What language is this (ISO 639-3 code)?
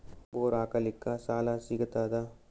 kan